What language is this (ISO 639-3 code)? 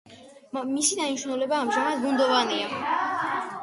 kat